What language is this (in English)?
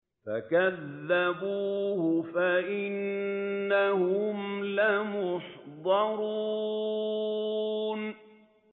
Arabic